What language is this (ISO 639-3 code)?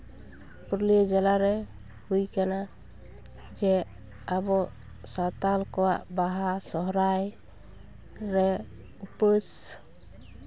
sat